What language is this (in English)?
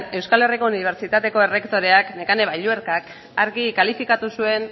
Basque